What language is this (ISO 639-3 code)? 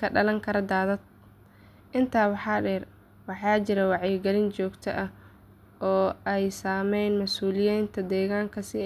som